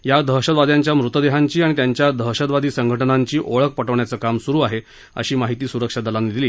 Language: Marathi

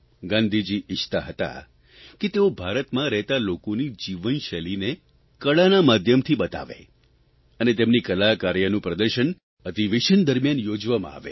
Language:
Gujarati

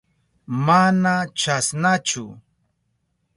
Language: Southern Pastaza Quechua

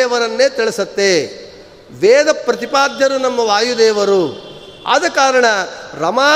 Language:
Kannada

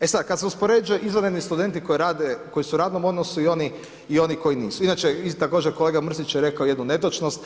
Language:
Croatian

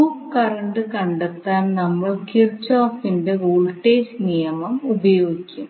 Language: Malayalam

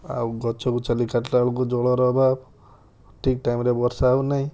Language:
Odia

